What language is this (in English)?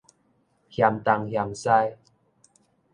Min Nan Chinese